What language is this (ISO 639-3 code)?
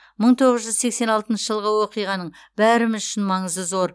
kaz